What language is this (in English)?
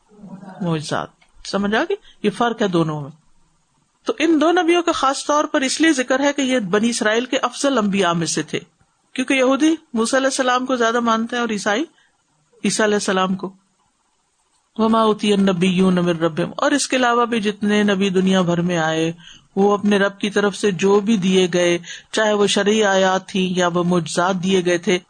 Urdu